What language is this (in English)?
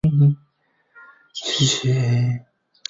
Chinese